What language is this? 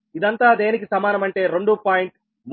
Telugu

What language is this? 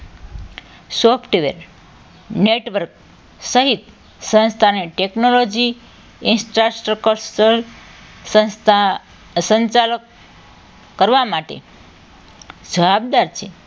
Gujarati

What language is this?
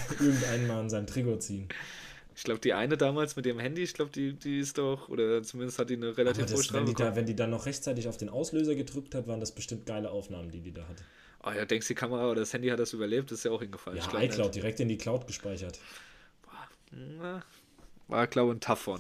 German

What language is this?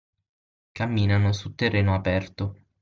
Italian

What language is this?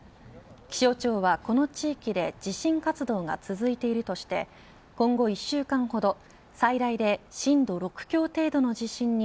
Japanese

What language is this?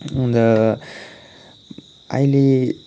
Nepali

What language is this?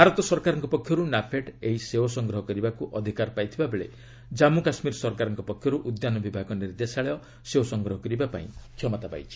Odia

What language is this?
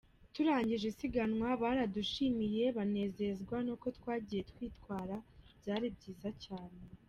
Kinyarwanda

